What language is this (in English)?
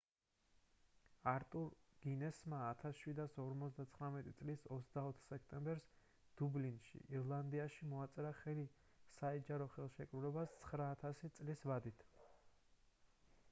Georgian